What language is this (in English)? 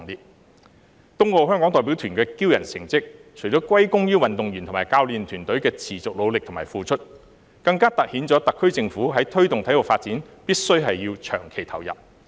Cantonese